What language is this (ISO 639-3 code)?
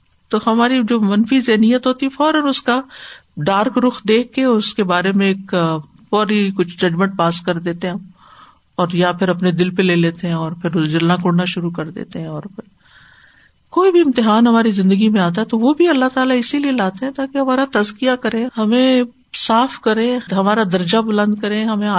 urd